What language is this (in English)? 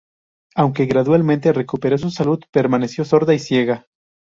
Spanish